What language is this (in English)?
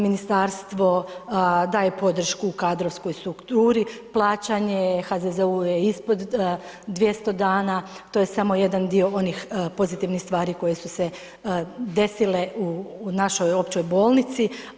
Croatian